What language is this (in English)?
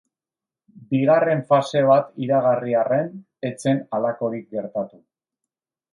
Basque